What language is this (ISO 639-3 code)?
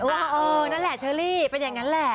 tha